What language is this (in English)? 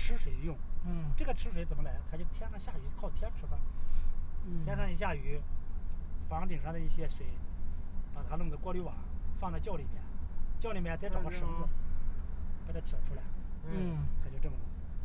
Chinese